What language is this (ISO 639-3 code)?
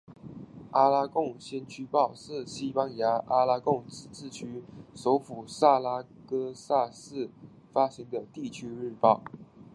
zho